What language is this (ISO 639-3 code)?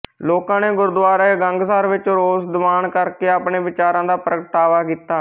pan